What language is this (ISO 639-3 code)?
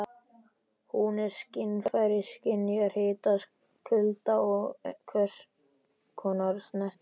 isl